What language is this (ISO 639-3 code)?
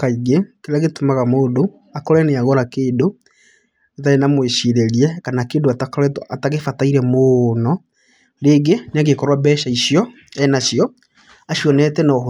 kik